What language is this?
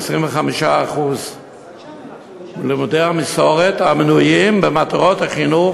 Hebrew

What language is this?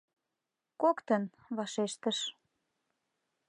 Mari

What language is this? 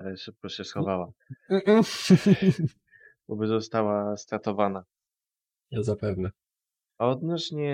Polish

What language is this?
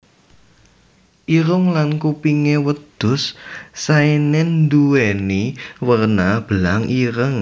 Javanese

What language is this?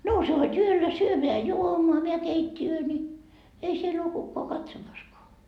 Finnish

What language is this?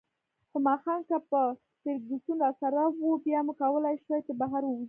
Pashto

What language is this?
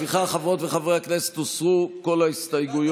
Hebrew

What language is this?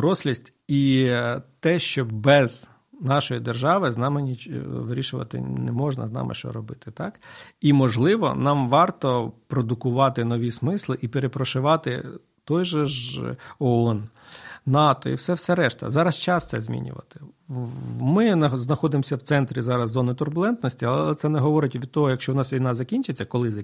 Ukrainian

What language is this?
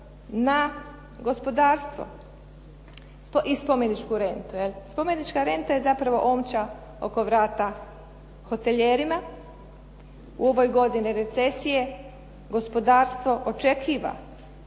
Croatian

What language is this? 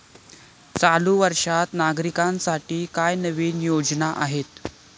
Marathi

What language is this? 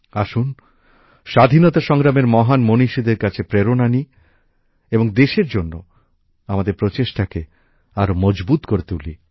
Bangla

